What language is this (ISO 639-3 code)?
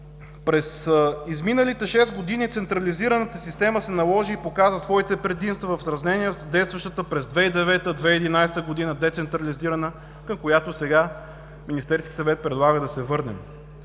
bul